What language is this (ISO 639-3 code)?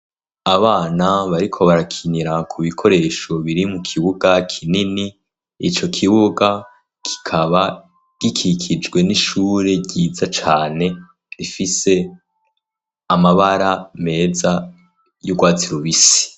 run